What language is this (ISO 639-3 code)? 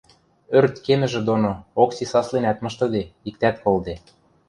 mrj